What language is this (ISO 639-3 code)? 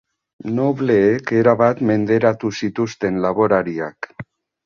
eus